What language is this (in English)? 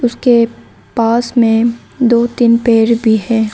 Hindi